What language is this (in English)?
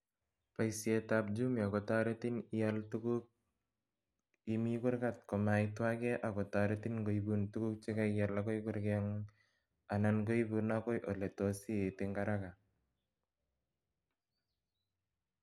Kalenjin